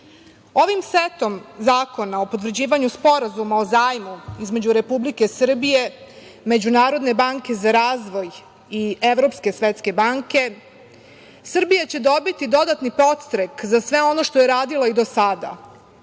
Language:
Serbian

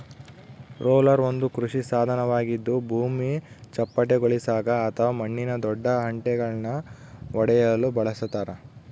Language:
Kannada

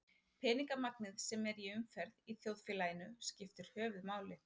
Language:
Icelandic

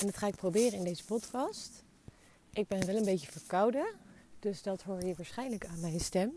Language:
Dutch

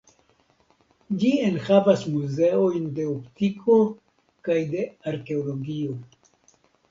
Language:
Esperanto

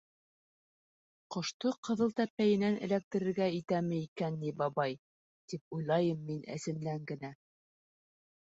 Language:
Bashkir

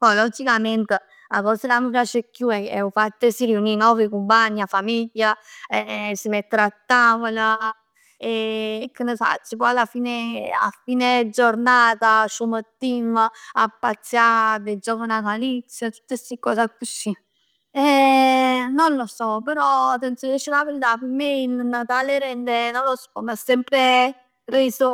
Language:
Neapolitan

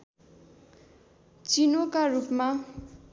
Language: Nepali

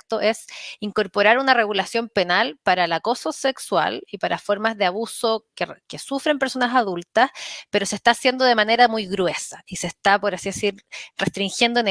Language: Spanish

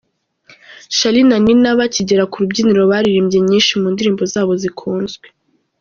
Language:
Kinyarwanda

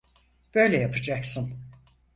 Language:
Turkish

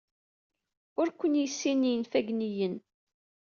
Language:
Kabyle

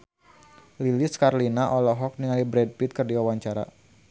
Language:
Sundanese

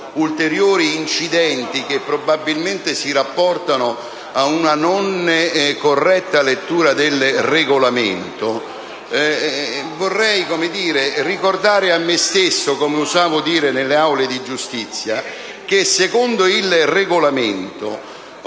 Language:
Italian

